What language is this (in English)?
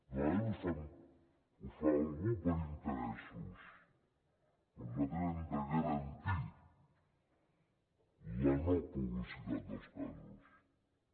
Catalan